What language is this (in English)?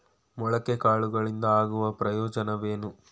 Kannada